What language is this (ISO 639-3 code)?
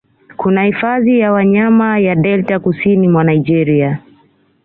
swa